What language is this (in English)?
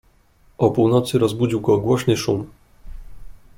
Polish